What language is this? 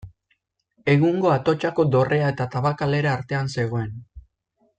Basque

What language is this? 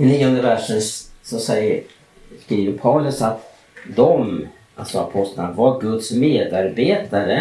Swedish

